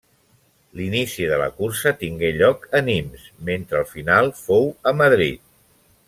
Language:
Catalan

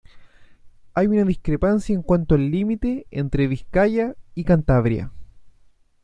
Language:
Spanish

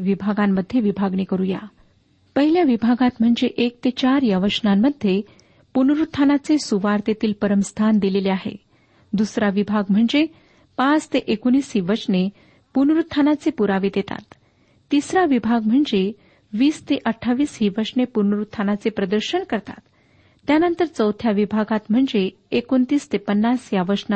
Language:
Marathi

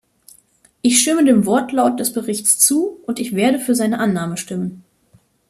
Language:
German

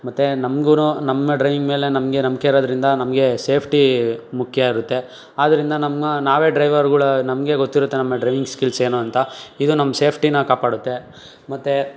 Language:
Kannada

